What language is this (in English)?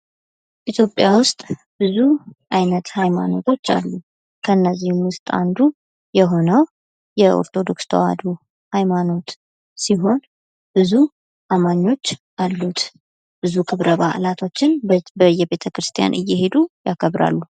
Amharic